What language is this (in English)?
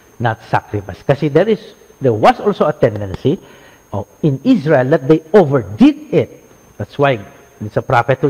Filipino